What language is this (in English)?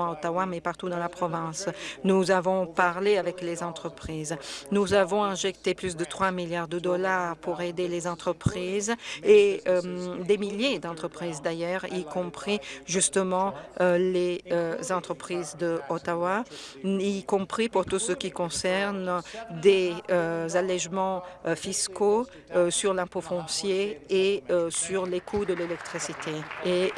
French